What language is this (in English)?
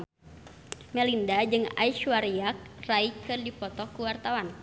Sundanese